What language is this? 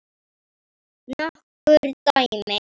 Icelandic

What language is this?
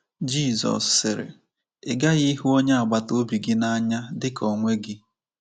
Igbo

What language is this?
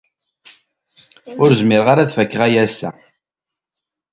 Kabyle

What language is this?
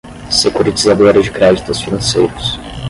Portuguese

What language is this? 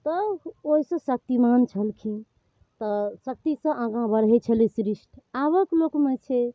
Maithili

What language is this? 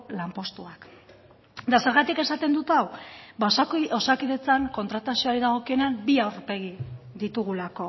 Basque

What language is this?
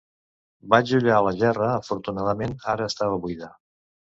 Catalan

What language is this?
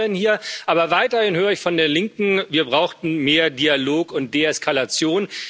German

